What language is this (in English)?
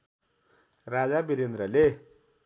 Nepali